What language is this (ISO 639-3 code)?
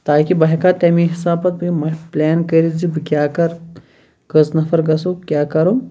kas